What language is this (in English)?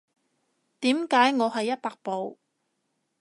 Cantonese